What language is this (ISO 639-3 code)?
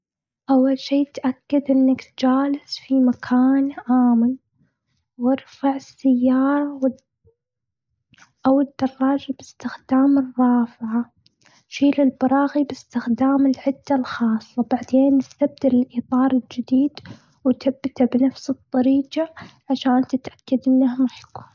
afb